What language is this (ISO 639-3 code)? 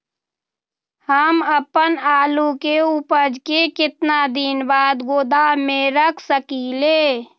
mag